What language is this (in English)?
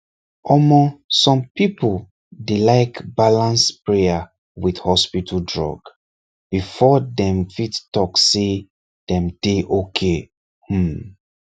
Nigerian Pidgin